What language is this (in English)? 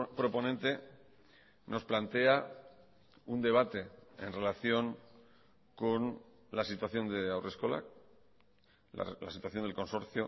Spanish